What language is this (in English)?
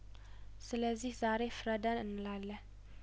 Amharic